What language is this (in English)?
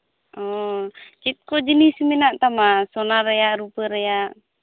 Santali